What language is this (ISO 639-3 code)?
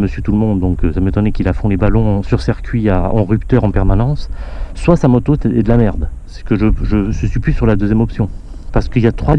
fra